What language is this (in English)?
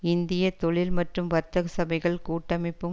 Tamil